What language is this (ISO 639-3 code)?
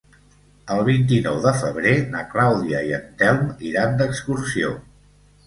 cat